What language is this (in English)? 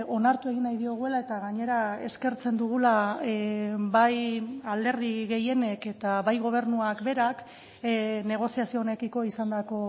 Basque